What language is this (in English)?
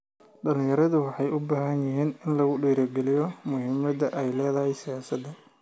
Somali